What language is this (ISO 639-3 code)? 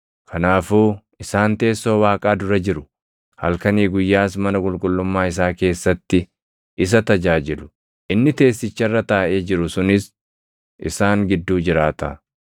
orm